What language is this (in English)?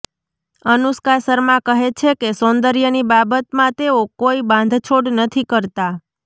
Gujarati